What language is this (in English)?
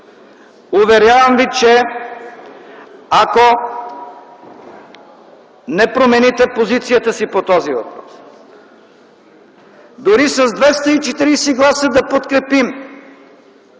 Bulgarian